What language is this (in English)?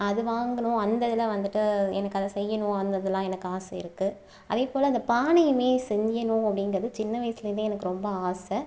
Tamil